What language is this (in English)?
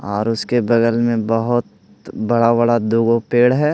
Hindi